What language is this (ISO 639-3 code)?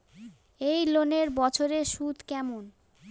ben